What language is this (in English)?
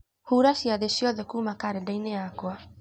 Kikuyu